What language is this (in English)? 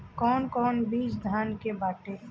Bhojpuri